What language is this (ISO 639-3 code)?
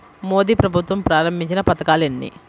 tel